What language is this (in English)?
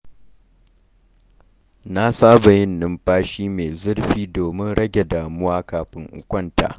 Hausa